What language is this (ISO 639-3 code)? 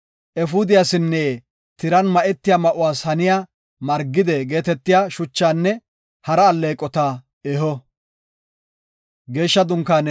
gof